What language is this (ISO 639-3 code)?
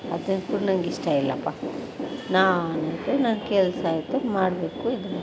kan